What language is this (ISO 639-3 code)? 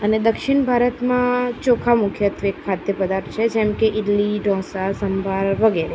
guj